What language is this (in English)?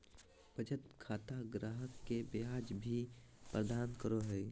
Magahi